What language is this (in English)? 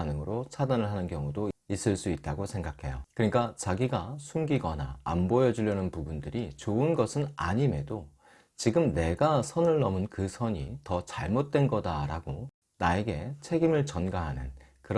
Korean